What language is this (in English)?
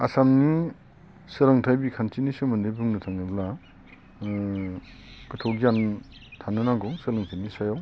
Bodo